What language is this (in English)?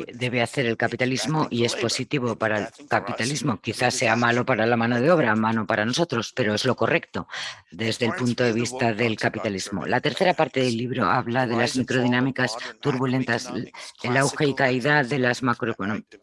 Spanish